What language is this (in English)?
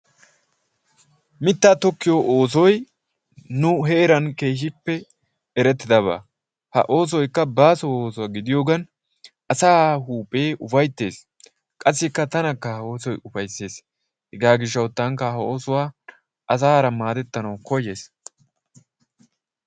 Wolaytta